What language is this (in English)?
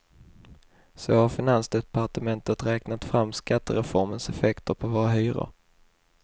Swedish